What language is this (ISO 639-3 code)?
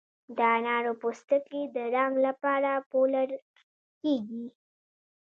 pus